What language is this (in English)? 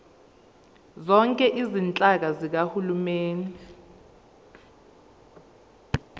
Zulu